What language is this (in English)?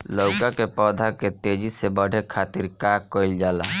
Bhojpuri